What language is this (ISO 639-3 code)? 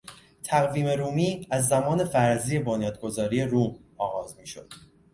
fas